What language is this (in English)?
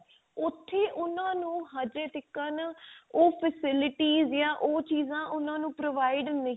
Punjabi